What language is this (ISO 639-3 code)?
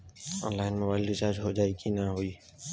bho